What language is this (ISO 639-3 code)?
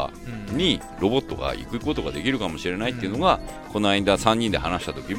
jpn